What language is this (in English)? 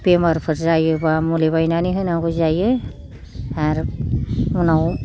Bodo